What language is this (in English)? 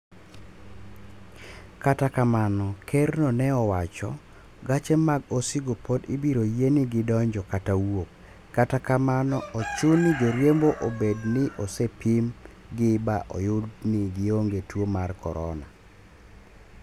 Luo (Kenya and Tanzania)